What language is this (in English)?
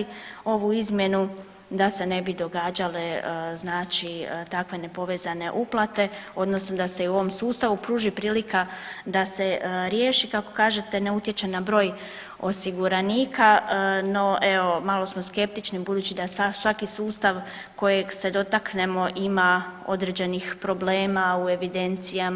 Croatian